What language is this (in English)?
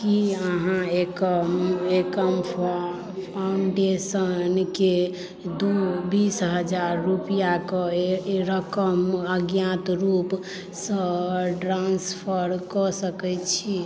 Maithili